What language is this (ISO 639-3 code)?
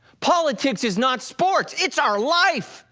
eng